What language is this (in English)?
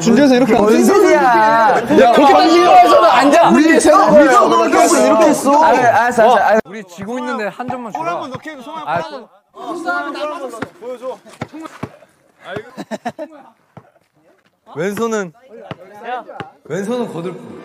Korean